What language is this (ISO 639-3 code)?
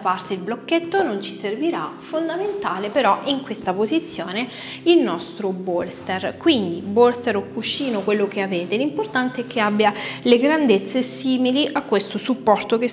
ita